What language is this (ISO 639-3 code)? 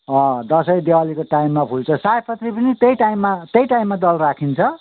nep